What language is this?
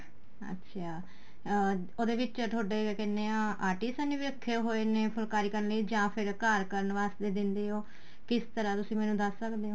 Punjabi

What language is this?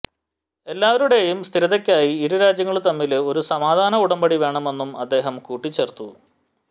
Malayalam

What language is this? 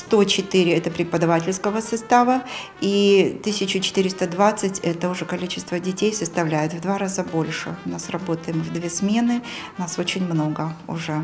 Russian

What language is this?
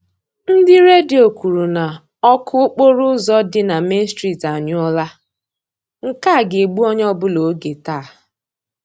Igbo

